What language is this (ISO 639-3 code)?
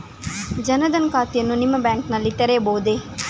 kan